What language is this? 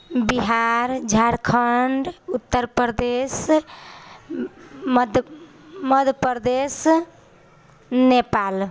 Maithili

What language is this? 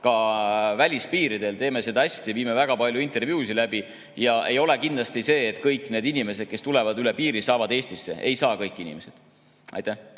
Estonian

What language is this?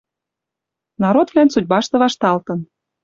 Western Mari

